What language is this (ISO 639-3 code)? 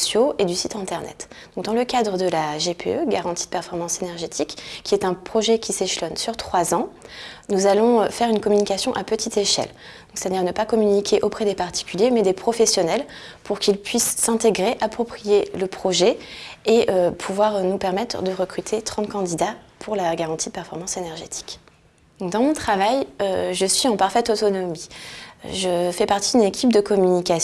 fra